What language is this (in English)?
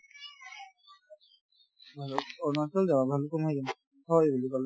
Assamese